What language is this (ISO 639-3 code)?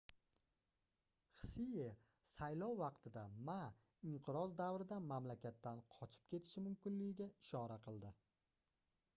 uzb